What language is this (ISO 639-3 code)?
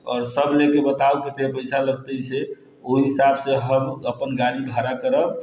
mai